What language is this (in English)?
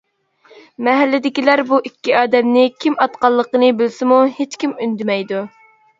Uyghur